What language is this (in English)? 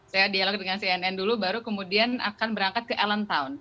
Indonesian